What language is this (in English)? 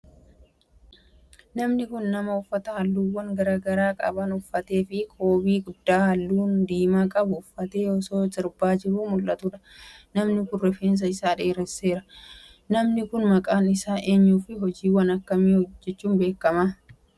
Oromo